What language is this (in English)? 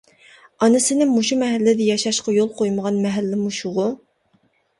Uyghur